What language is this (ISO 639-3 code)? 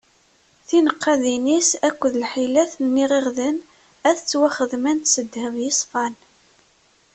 kab